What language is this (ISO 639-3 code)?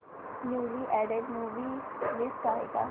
mar